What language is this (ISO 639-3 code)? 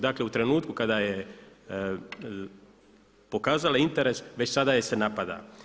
hrv